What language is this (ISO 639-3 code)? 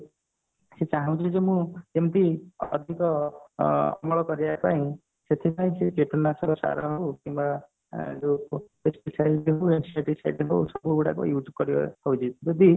ori